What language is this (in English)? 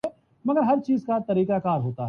Urdu